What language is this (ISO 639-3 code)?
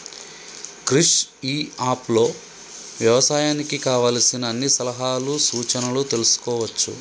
tel